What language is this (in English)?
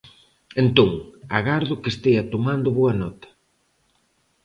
Galician